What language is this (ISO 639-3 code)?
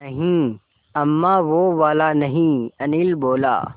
hin